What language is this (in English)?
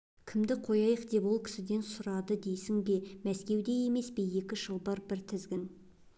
Kazakh